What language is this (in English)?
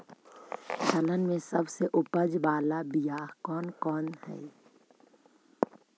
Magahi